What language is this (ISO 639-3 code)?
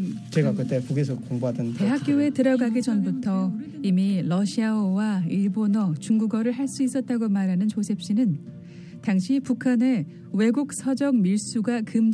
kor